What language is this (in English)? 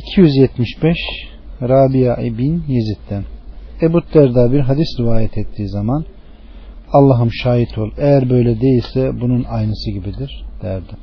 Turkish